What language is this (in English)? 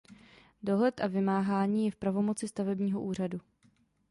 Czech